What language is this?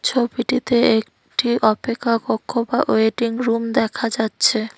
Bangla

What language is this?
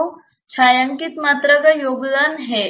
Hindi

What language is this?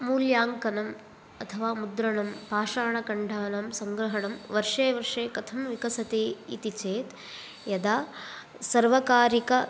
Sanskrit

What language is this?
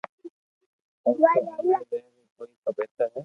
Loarki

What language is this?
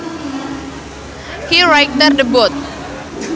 Sundanese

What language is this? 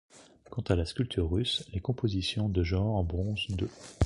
French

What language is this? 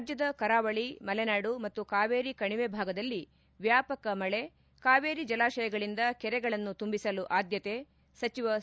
Kannada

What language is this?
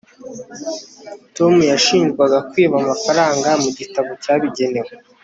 Kinyarwanda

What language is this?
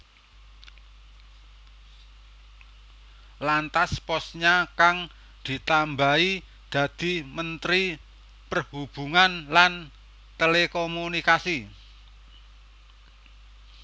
Javanese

